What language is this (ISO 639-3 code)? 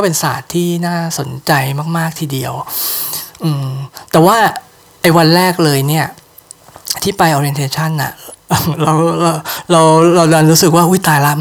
tha